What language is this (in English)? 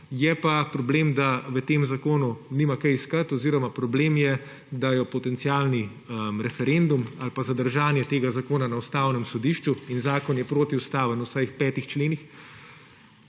Slovenian